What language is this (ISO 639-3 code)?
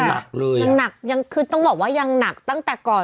tha